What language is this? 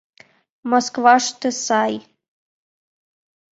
Mari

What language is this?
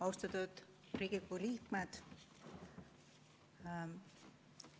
Estonian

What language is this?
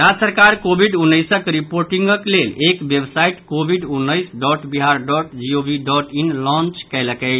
Maithili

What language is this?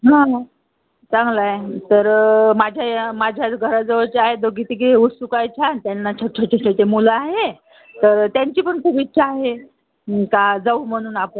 Marathi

